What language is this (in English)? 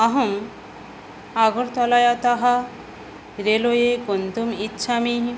Sanskrit